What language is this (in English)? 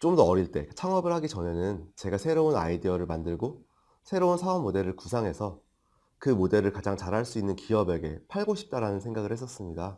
Korean